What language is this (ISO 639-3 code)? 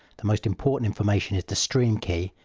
eng